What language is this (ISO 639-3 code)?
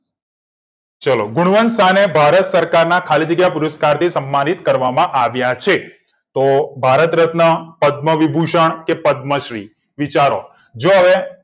guj